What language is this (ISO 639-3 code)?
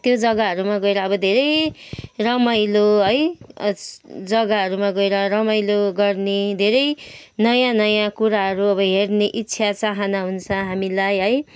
nep